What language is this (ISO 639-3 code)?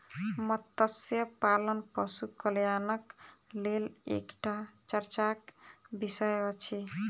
mai